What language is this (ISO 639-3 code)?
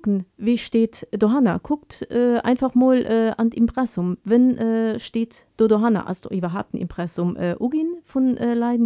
deu